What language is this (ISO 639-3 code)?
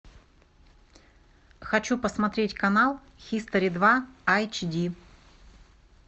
rus